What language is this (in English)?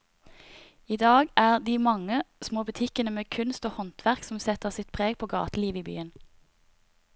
Norwegian